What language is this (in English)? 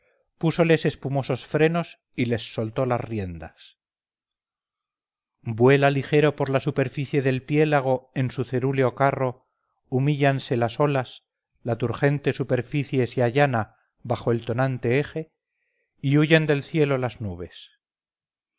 Spanish